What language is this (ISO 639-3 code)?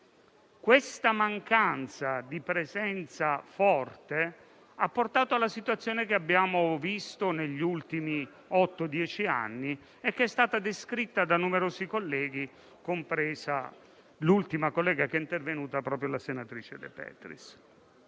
ita